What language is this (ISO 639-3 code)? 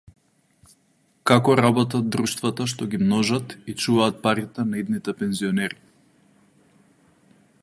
mkd